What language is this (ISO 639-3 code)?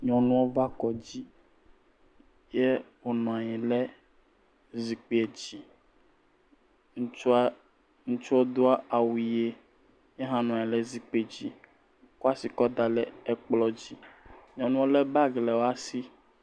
ewe